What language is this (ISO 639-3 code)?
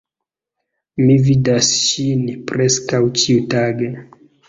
epo